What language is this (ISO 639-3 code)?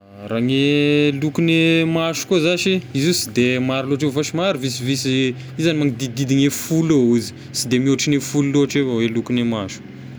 tkg